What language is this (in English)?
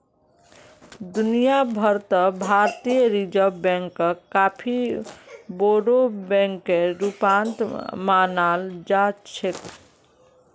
Magahi